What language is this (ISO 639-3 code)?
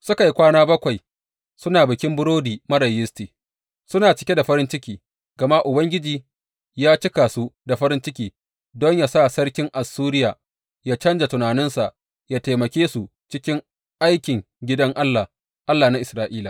hau